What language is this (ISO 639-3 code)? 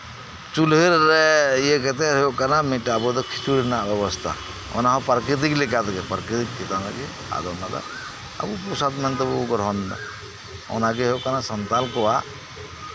sat